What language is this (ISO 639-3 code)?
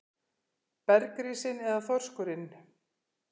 isl